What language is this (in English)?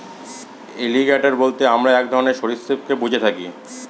Bangla